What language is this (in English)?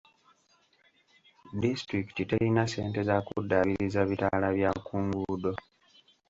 Ganda